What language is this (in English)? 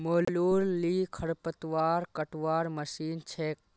Magahi